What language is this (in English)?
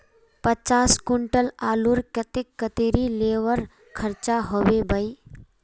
Magahi